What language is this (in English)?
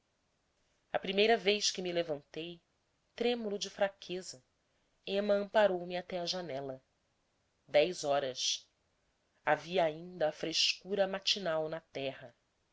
Portuguese